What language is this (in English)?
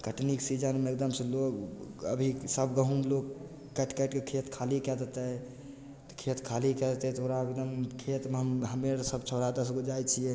Maithili